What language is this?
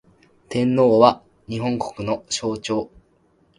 Japanese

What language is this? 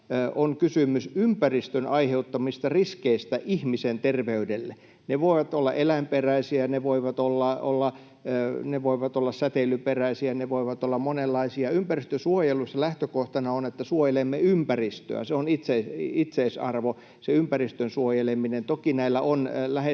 Finnish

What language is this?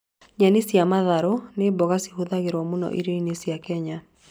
Kikuyu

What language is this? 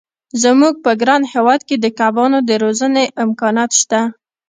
Pashto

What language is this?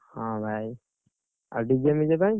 Odia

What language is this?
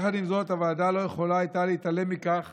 Hebrew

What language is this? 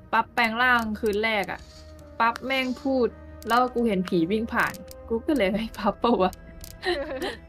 Thai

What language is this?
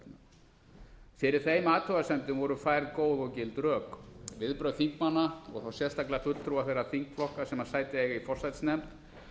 Icelandic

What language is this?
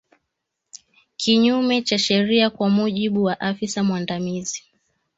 Swahili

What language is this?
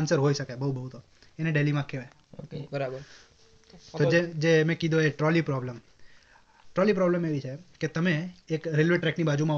Gujarati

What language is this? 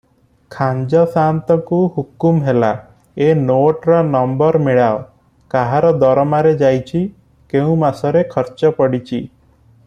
Odia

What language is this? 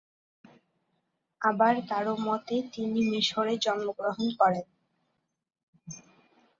Bangla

